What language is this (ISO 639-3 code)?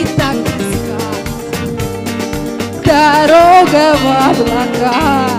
rus